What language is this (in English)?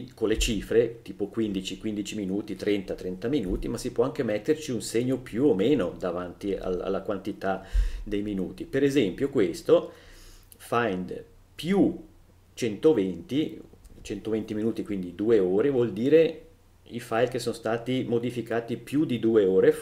Italian